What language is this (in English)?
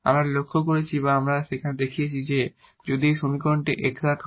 Bangla